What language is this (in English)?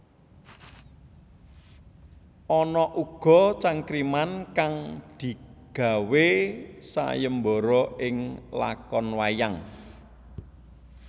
Javanese